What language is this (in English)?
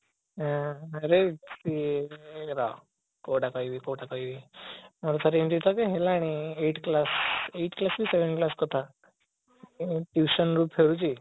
Odia